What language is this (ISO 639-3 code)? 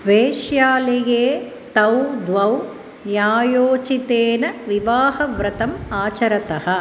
san